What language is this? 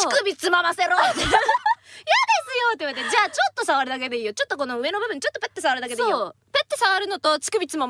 Japanese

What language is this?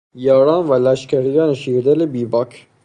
Persian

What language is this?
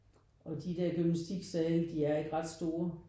Danish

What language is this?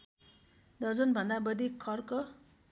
Nepali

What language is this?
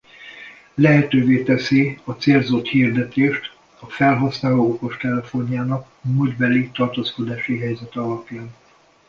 Hungarian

